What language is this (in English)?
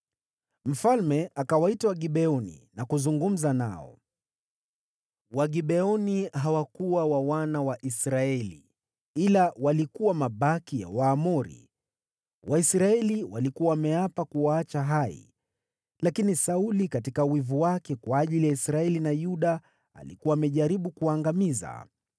Swahili